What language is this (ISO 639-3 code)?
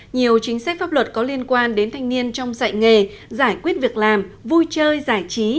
vie